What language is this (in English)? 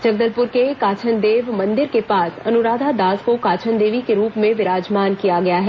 Hindi